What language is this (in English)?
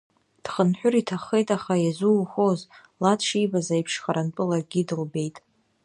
Abkhazian